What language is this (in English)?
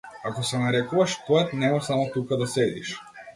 Macedonian